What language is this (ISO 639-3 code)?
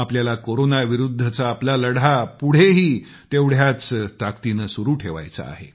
mar